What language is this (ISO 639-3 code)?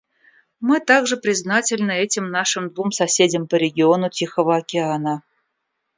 rus